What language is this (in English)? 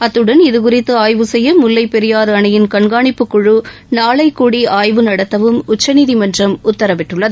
Tamil